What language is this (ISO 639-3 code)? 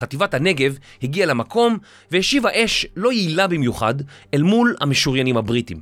heb